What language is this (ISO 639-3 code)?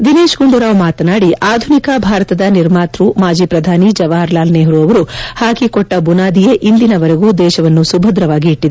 kan